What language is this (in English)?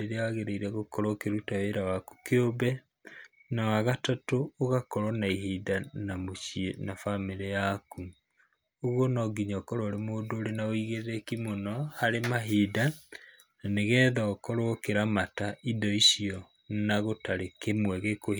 Kikuyu